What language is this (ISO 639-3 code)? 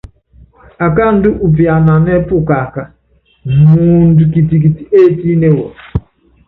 yav